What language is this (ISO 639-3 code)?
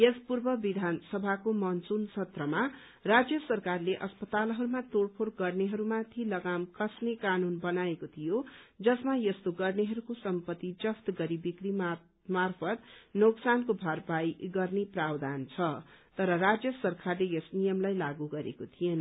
nep